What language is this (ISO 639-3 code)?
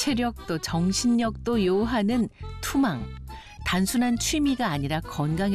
kor